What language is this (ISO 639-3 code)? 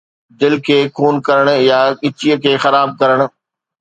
snd